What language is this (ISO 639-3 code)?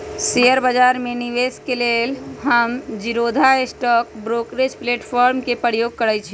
mag